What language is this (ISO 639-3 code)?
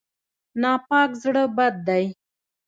pus